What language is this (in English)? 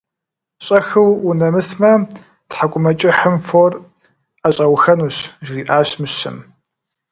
Kabardian